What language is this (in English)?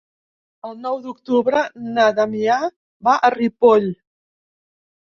Catalan